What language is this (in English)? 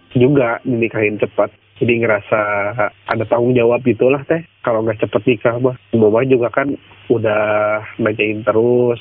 Indonesian